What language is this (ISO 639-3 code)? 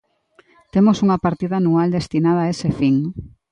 glg